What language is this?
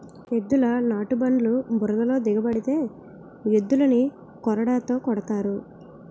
Telugu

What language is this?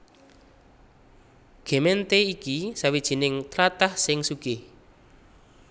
Javanese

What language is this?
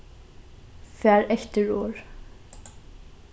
Faroese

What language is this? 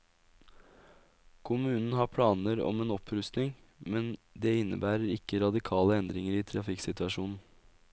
Norwegian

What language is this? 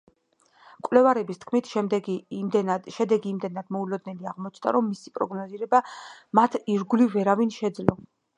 Georgian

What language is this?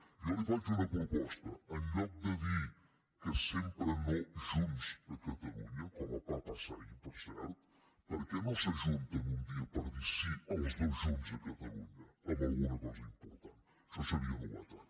Catalan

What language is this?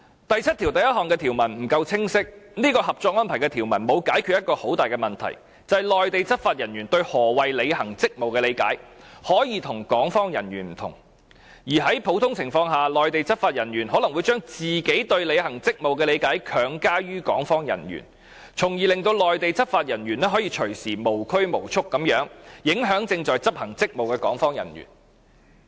Cantonese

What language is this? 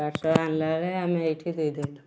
Odia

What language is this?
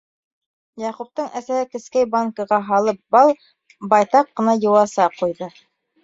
Bashkir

